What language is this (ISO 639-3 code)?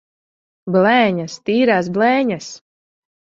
lav